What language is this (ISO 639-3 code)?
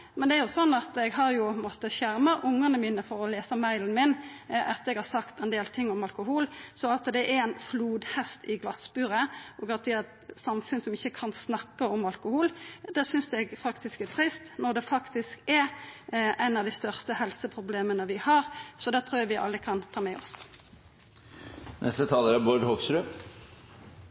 nor